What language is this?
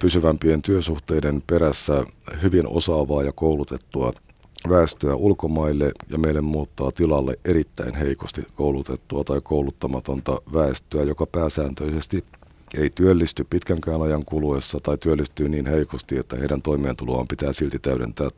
Finnish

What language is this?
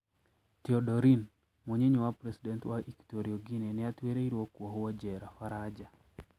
Kikuyu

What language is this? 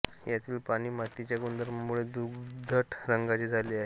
Marathi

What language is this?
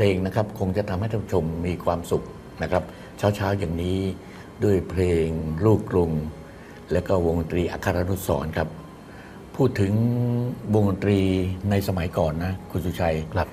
Thai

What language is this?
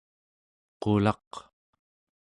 Central Yupik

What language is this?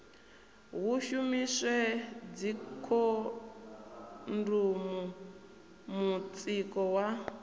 Venda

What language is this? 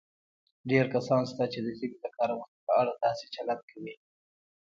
Pashto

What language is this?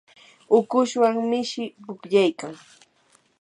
Yanahuanca Pasco Quechua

